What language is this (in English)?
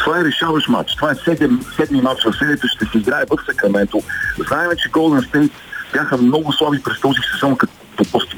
Bulgarian